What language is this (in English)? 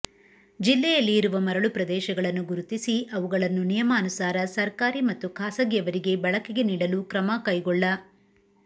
Kannada